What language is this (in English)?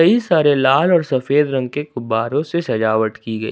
Hindi